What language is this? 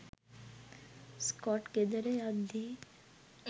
Sinhala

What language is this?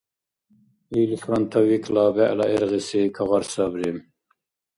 Dargwa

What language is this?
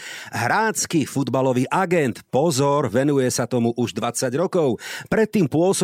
Slovak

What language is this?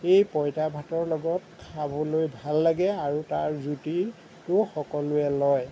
Assamese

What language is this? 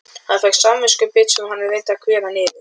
Icelandic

